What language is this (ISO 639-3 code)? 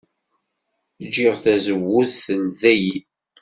kab